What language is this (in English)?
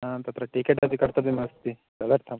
Sanskrit